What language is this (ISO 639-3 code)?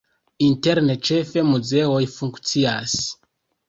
epo